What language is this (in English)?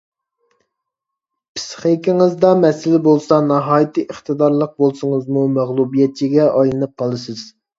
Uyghur